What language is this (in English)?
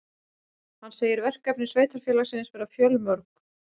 Icelandic